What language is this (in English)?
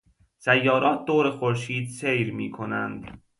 Persian